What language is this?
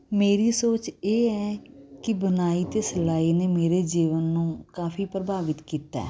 Punjabi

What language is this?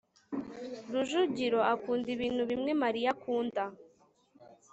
Kinyarwanda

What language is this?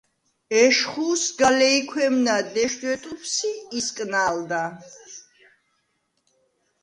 Svan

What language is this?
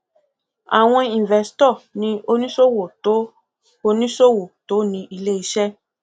Yoruba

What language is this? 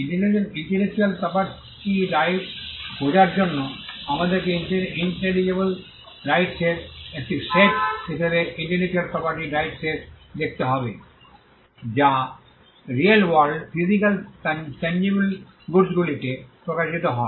Bangla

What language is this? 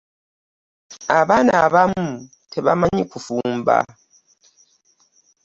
Ganda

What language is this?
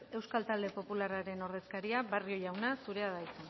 Basque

